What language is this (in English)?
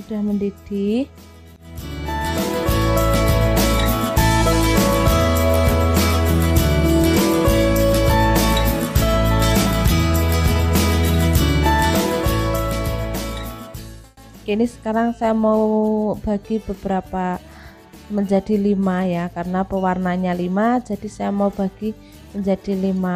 Indonesian